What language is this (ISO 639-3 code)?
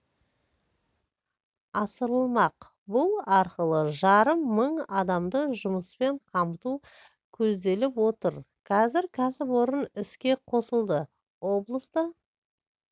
kaz